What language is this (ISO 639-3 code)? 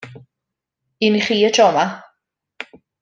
cym